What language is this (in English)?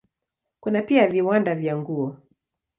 Swahili